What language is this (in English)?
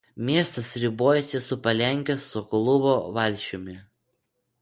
Lithuanian